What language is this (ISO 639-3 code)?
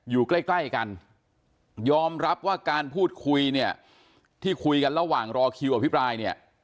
tha